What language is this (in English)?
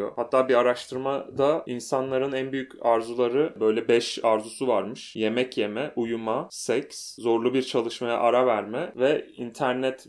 Turkish